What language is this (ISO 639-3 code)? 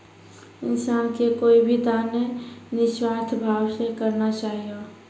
mai